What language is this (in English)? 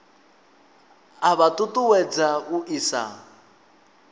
Venda